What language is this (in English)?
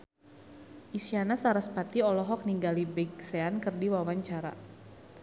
Sundanese